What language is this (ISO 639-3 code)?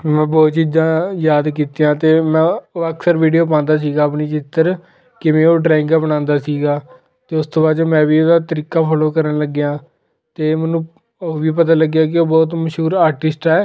pan